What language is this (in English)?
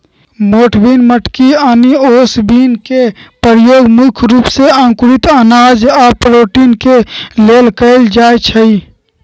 Magahi